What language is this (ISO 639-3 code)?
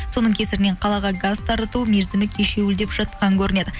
kaz